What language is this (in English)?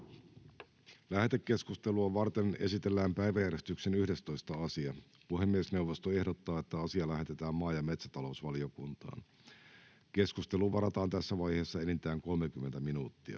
Finnish